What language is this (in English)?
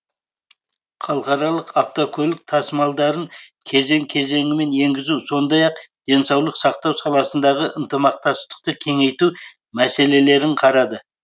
Kazakh